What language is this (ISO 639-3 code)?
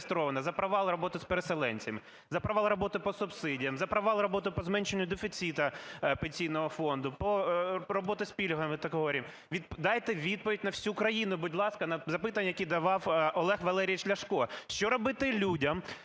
ukr